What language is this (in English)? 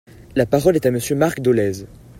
French